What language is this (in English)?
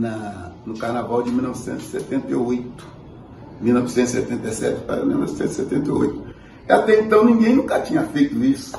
Portuguese